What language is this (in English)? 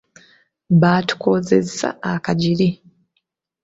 Ganda